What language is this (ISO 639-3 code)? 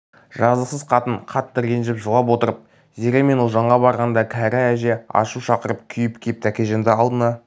kaz